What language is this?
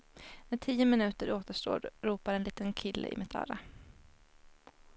Swedish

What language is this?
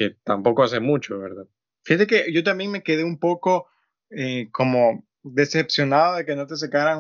Spanish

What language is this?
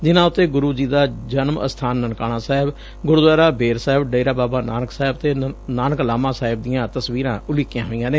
Punjabi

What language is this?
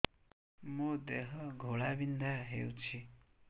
Odia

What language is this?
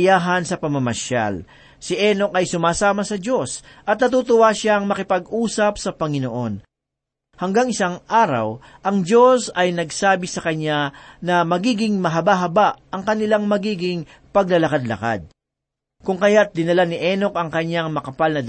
Filipino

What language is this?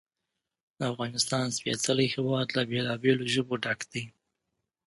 Pashto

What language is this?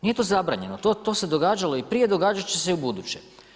Croatian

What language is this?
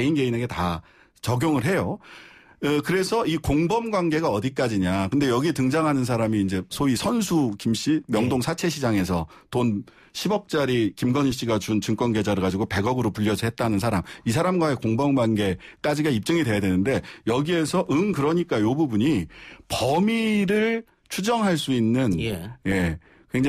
Korean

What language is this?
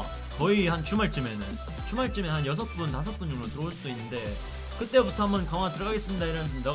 Korean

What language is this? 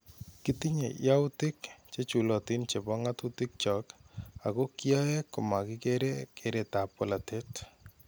Kalenjin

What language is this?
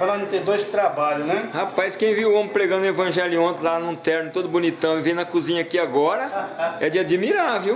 Portuguese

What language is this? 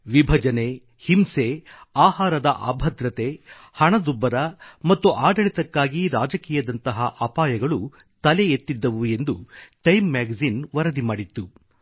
Kannada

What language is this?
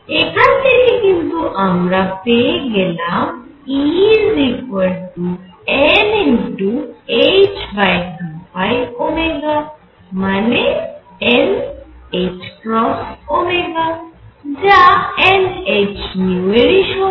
Bangla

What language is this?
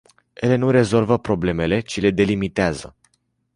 Romanian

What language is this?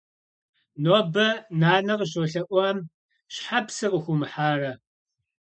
Kabardian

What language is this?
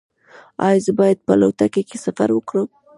Pashto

